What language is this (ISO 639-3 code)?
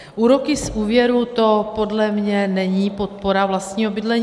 ces